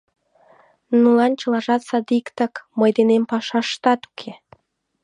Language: Mari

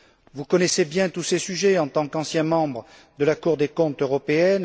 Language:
French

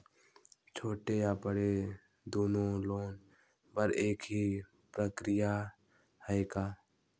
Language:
Chhattisgarhi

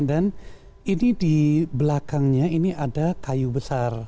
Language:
Indonesian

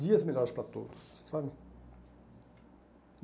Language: Portuguese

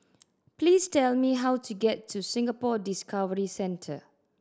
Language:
English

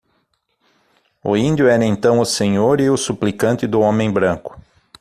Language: Portuguese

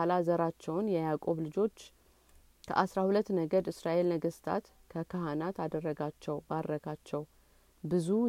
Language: Amharic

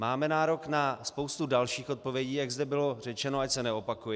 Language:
Czech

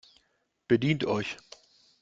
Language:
German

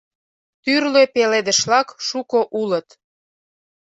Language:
Mari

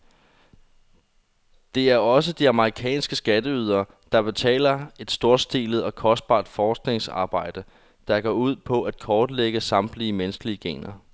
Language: Danish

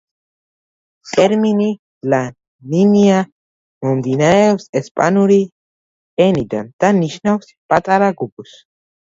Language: Georgian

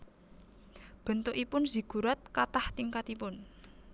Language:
Javanese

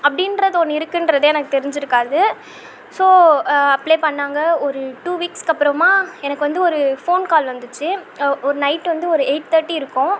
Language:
Tamil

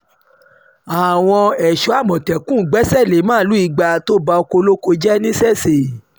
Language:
Yoruba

